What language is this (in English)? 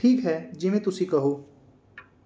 Punjabi